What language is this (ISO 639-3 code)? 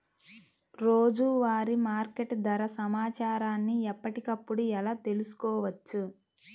tel